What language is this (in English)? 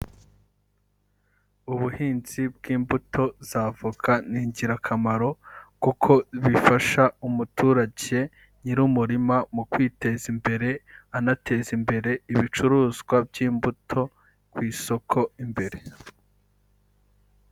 Kinyarwanda